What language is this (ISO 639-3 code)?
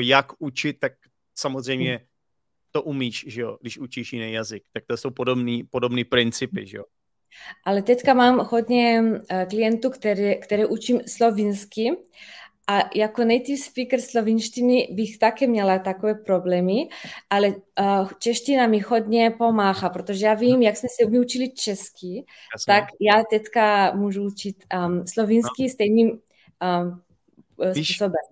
ces